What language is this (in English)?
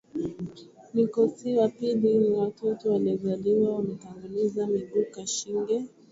Swahili